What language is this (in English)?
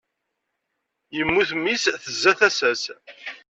Kabyle